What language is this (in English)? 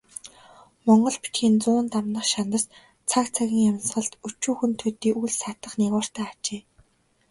Mongolian